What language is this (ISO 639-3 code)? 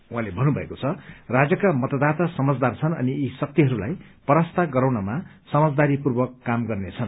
nep